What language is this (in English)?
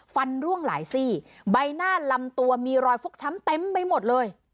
Thai